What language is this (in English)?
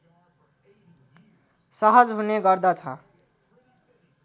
Nepali